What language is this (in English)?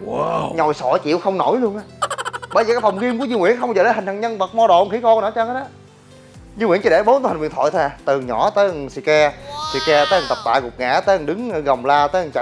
Vietnamese